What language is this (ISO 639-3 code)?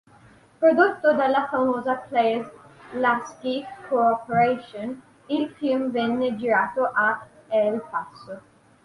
ita